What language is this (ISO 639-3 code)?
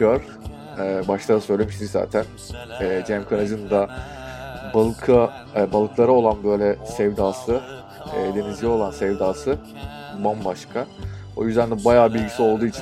tur